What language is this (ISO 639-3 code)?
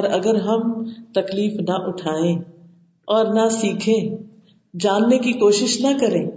urd